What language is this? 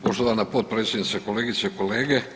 Croatian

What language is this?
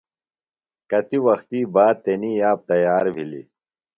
Phalura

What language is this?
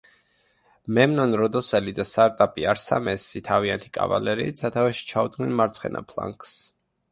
Georgian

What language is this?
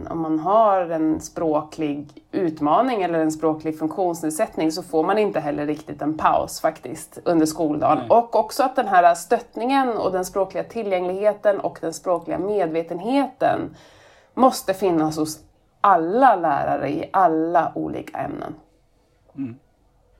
Swedish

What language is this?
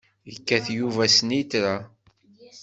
Kabyle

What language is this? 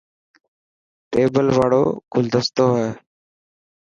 Dhatki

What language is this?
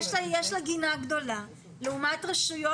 Hebrew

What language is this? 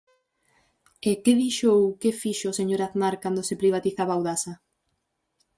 Galician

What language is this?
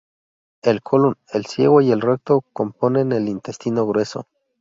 Spanish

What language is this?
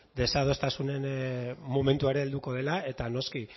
Basque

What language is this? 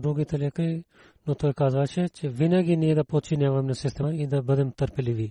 Bulgarian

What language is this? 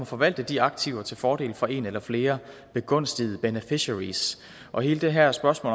Danish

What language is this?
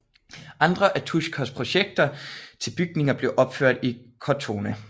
Danish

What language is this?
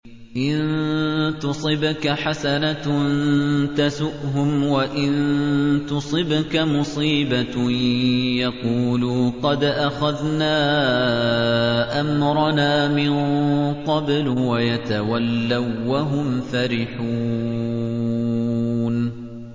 Arabic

